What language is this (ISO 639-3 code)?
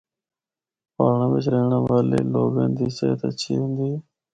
hno